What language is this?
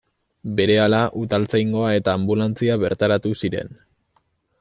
Basque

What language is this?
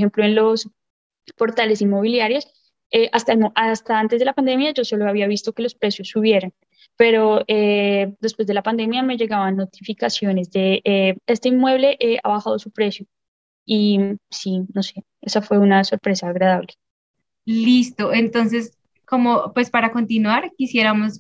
Spanish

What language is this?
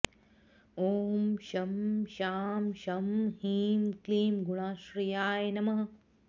Sanskrit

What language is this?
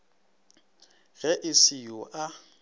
Northern Sotho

